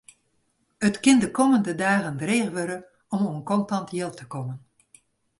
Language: Western Frisian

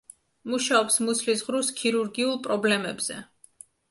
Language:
Georgian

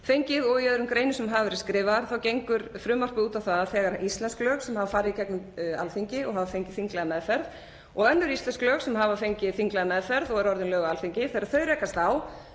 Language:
Icelandic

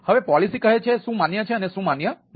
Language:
Gujarati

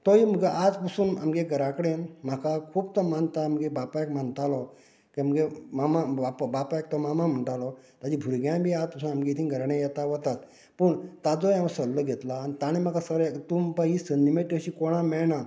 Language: Konkani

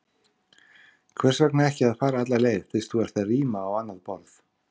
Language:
Icelandic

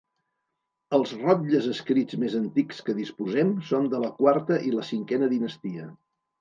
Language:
Catalan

